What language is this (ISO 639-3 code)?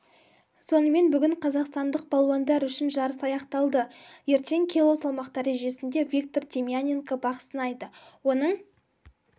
kaz